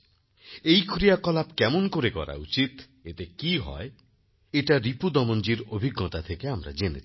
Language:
Bangla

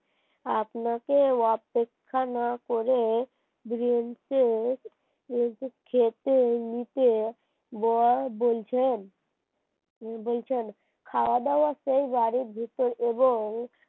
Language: Bangla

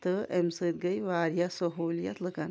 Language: Kashmiri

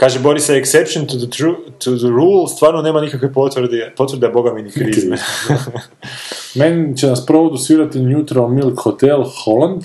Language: Croatian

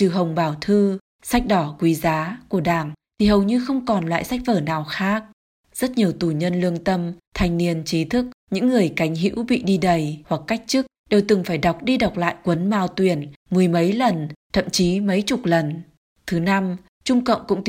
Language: Vietnamese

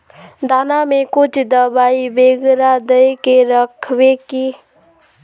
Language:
Magahi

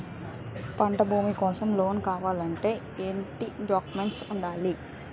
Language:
Telugu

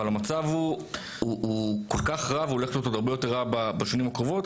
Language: Hebrew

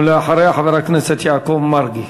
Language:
Hebrew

